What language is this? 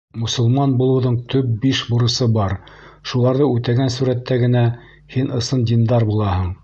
Bashkir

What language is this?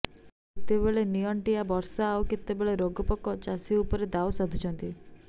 Odia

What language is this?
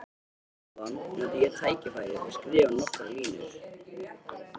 Icelandic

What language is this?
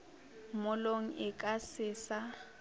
Northern Sotho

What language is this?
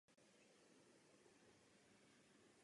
Czech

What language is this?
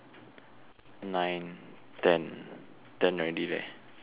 English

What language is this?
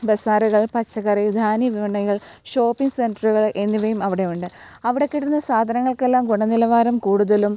Malayalam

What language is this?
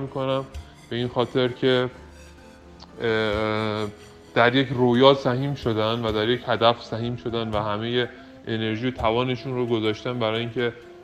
Persian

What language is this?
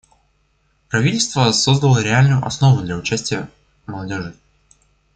Russian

